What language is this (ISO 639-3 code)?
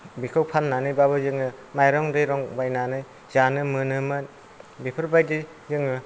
brx